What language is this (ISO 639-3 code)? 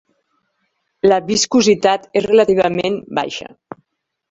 cat